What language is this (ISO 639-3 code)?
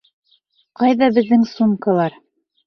bak